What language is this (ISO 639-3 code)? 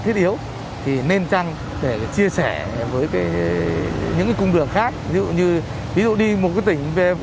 vie